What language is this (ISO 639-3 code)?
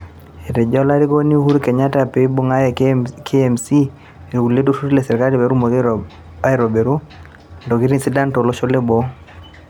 mas